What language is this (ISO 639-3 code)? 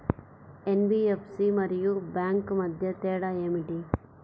tel